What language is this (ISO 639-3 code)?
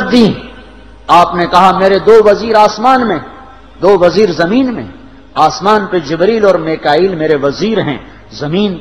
urd